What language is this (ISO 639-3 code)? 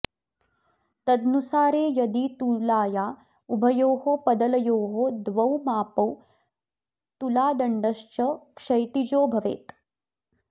san